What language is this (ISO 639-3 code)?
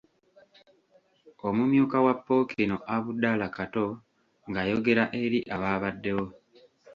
lug